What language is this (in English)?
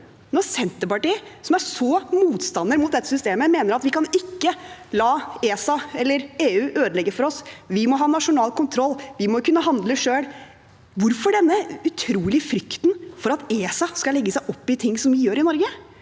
Norwegian